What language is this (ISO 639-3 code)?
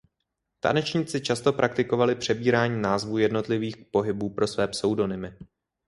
ces